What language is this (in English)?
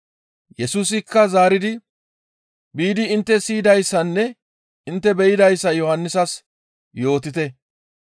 Gamo